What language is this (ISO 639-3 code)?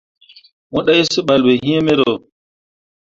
mua